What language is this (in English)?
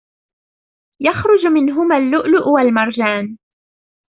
Arabic